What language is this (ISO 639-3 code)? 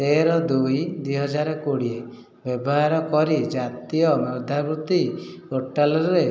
ori